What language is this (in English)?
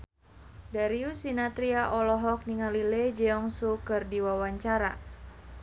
Sundanese